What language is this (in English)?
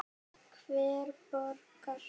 Icelandic